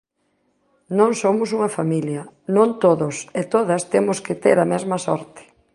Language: Galician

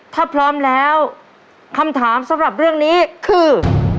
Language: Thai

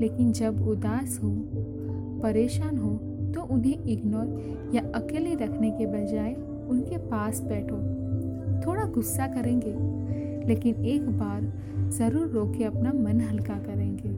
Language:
Hindi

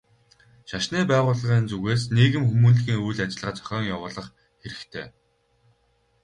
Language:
Mongolian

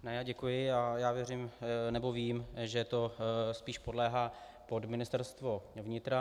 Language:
Czech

